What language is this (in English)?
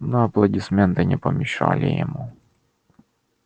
Russian